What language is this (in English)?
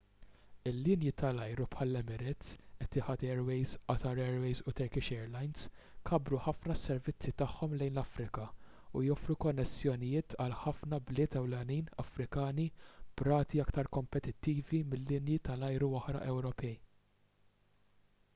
Maltese